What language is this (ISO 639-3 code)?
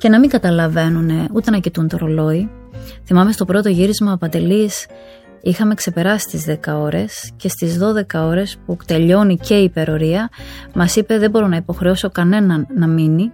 ell